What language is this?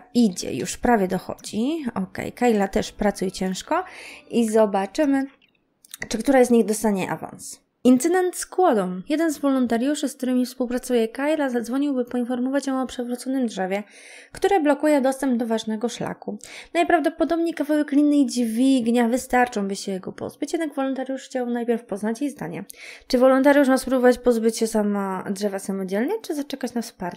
Polish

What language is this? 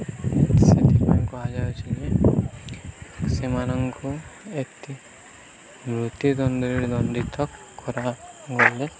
Odia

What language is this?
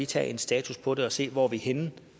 Danish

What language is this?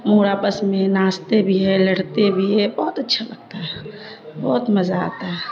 Urdu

